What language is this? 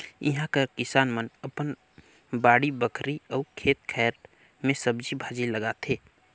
Chhattisgarhi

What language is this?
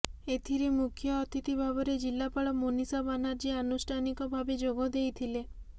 Odia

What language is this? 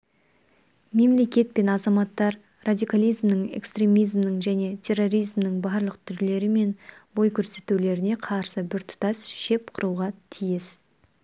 Kazakh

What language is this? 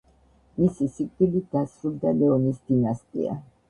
Georgian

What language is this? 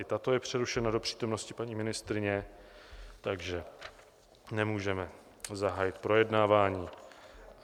Czech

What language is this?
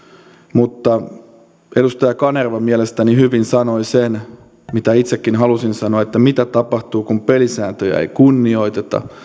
Finnish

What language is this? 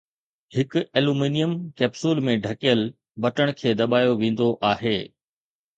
Sindhi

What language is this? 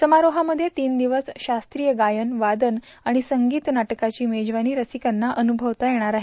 Marathi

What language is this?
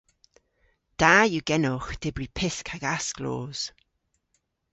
Cornish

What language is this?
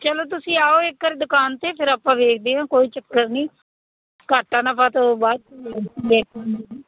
Punjabi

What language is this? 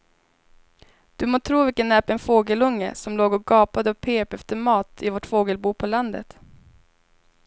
Swedish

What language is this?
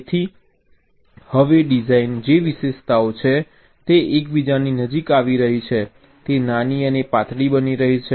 Gujarati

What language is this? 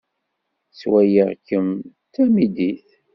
Kabyle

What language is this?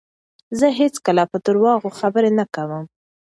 Pashto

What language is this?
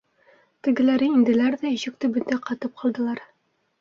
Bashkir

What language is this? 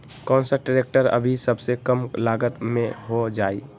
Magahi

